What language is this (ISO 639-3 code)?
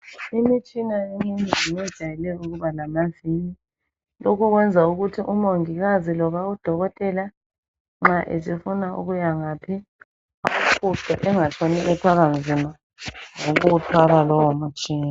nde